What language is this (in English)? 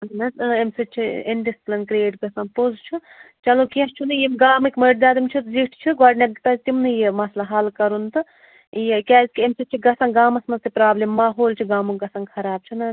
Kashmiri